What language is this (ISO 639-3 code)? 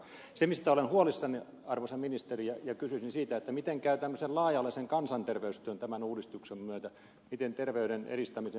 fin